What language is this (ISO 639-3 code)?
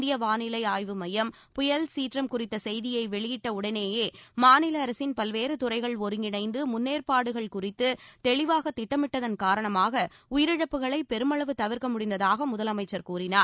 tam